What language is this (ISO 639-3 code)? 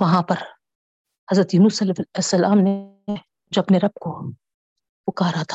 urd